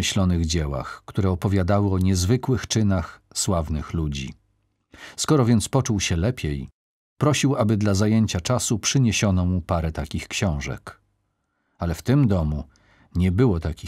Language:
Polish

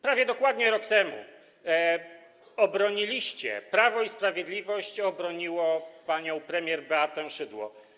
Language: Polish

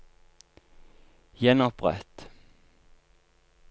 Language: Norwegian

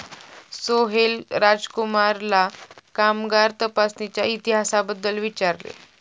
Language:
Marathi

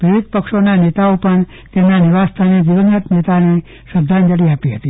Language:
Gujarati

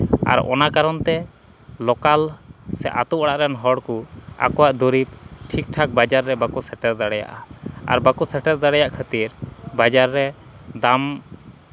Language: Santali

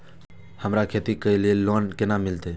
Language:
Maithili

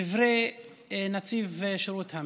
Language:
Hebrew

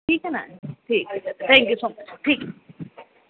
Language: Urdu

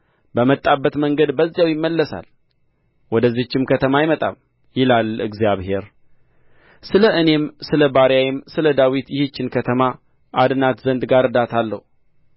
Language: Amharic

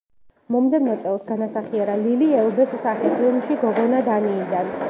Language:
Georgian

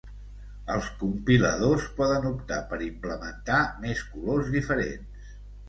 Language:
Catalan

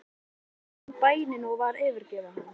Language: Icelandic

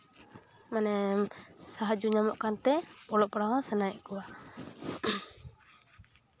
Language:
Santali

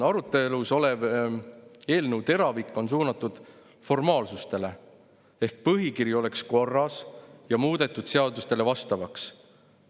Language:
Estonian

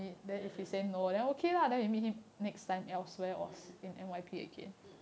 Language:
English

